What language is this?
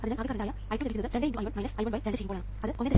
Malayalam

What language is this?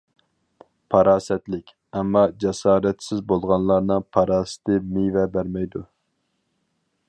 Uyghur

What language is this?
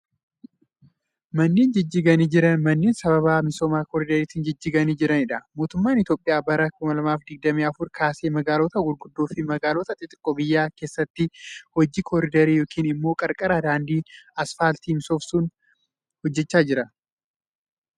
Oromo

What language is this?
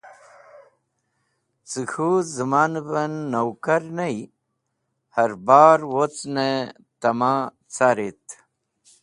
Wakhi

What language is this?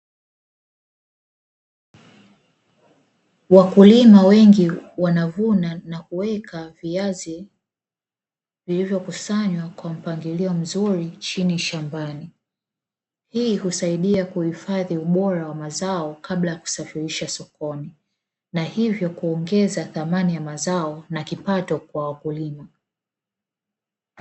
Swahili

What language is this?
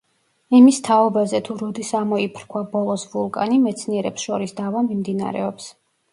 Georgian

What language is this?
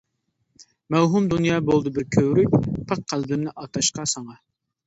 Uyghur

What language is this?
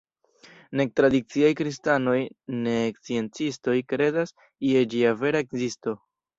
Esperanto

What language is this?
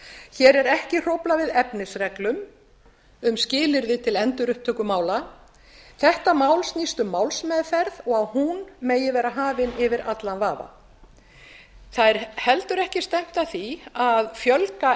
Icelandic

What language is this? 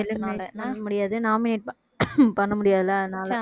Tamil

